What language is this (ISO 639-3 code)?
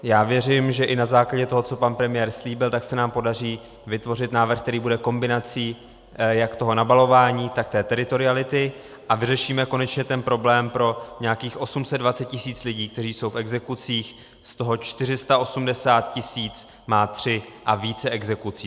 ces